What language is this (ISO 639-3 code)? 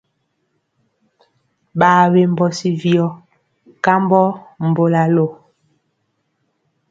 mcx